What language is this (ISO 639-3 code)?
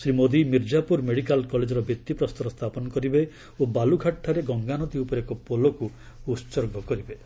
ori